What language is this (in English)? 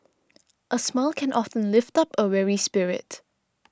English